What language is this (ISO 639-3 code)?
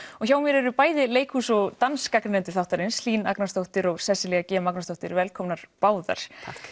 isl